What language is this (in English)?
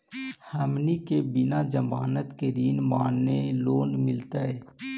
Magahi